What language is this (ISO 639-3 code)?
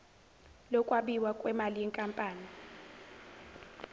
zul